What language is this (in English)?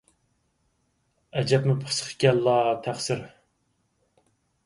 Uyghur